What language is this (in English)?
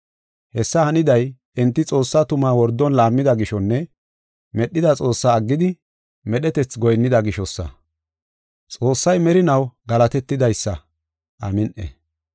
Gofa